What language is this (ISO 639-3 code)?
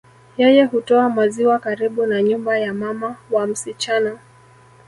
swa